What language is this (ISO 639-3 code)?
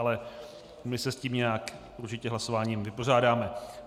ces